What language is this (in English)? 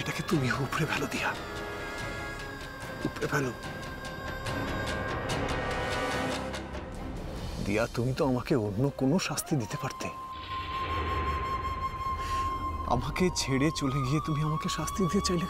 Turkish